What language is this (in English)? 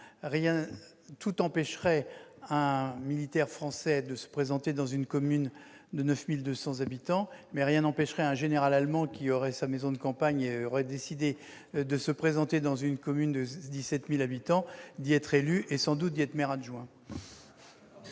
French